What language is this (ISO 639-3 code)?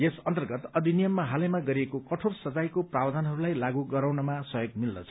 nep